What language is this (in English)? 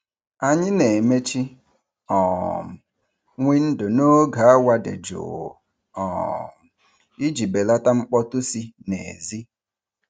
Igbo